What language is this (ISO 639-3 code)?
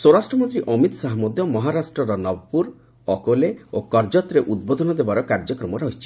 ori